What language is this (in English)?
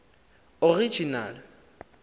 Xhosa